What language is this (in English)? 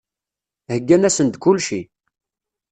Kabyle